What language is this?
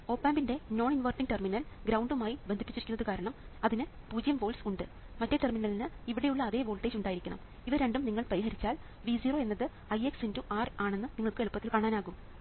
Malayalam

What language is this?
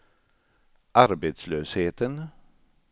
Swedish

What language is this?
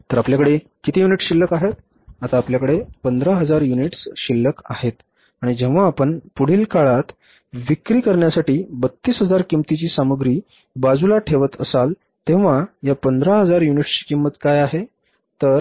Marathi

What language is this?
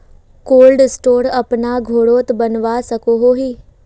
Magahi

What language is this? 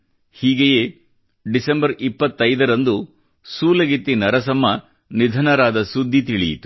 Kannada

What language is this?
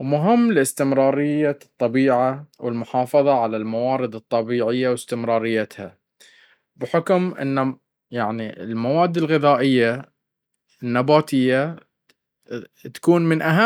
Baharna Arabic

